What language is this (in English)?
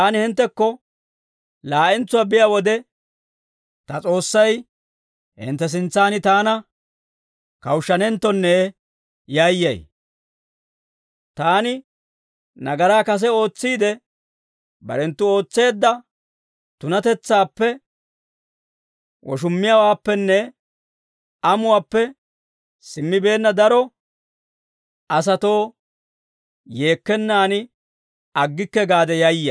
Dawro